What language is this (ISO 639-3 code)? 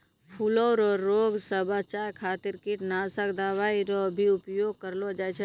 mai